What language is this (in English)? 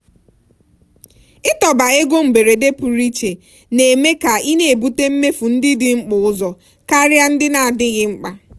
Igbo